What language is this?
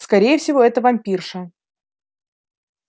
Russian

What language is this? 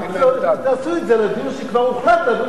Hebrew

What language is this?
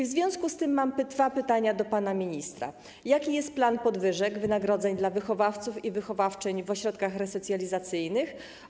Polish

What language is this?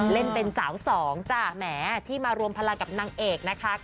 Thai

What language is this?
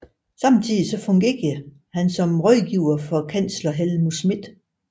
Danish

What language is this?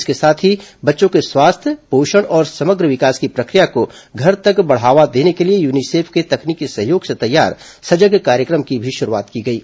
Hindi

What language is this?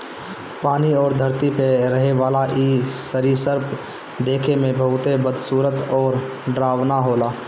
Bhojpuri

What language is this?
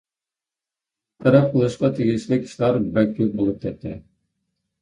Uyghur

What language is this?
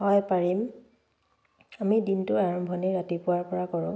Assamese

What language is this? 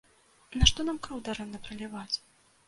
Belarusian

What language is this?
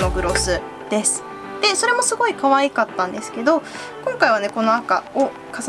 Japanese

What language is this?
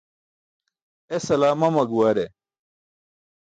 Burushaski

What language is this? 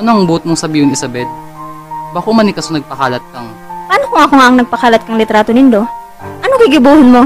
Filipino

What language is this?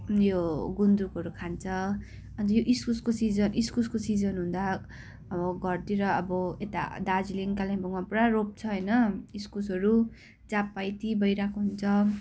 Nepali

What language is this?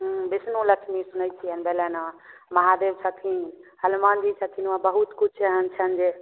Maithili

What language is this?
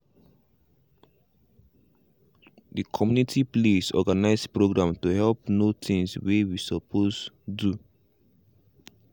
Nigerian Pidgin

